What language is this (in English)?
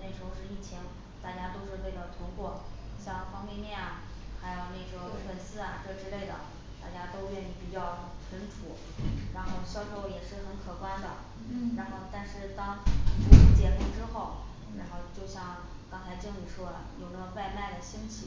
Chinese